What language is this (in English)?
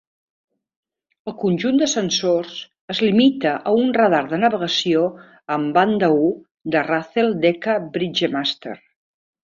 Catalan